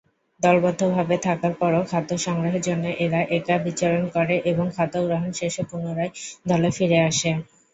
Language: Bangla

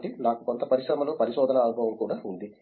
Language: Telugu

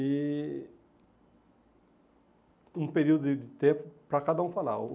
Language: Portuguese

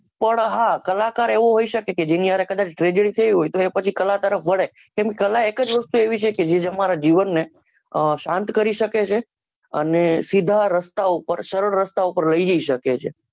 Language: Gujarati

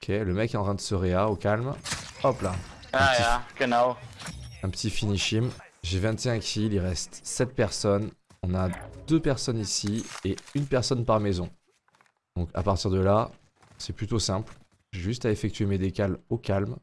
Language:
French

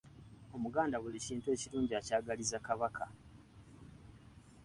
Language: Ganda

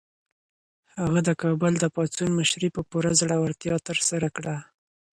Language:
Pashto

